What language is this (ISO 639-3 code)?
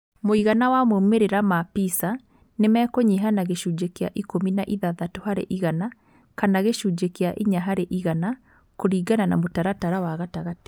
kik